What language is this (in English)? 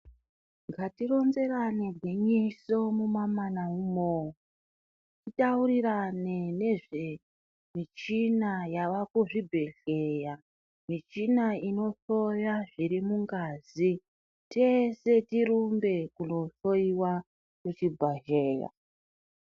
Ndau